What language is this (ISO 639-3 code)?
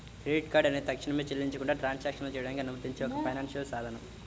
tel